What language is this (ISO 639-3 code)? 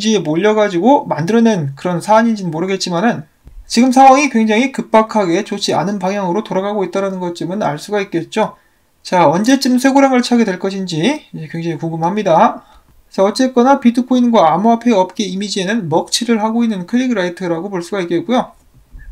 kor